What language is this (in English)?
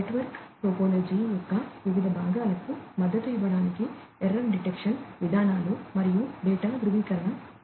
Telugu